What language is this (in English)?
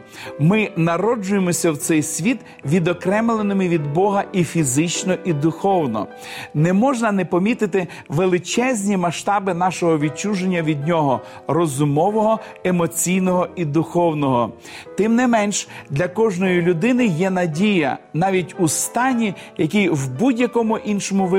Ukrainian